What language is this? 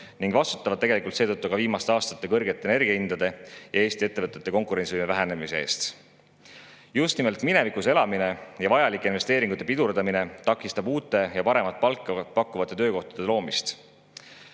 Estonian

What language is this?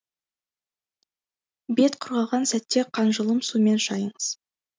Kazakh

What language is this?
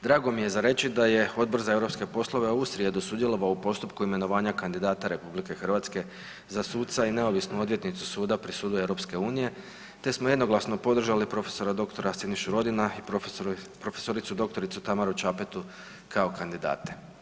Croatian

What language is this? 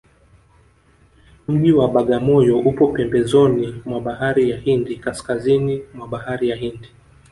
Swahili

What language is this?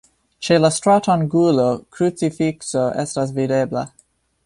Esperanto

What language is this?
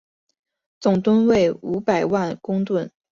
Chinese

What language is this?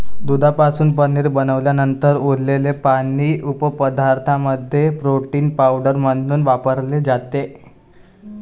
Marathi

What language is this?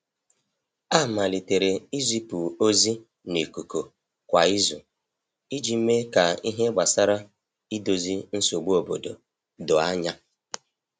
Igbo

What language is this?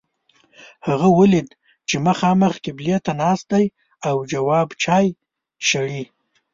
Pashto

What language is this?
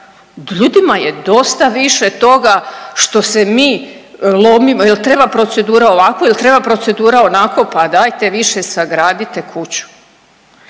Croatian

